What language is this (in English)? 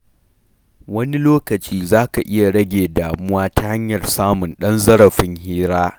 Hausa